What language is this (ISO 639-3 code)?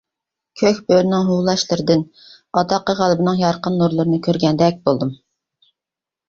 uig